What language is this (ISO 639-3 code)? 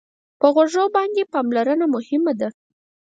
pus